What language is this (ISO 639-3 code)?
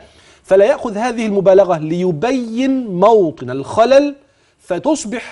ara